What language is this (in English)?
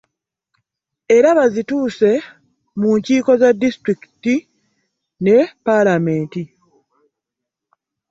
Ganda